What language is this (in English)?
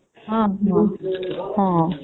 Odia